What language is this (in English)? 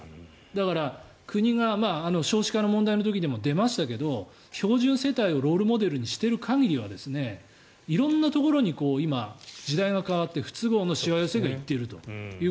Japanese